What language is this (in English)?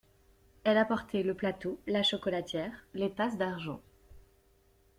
French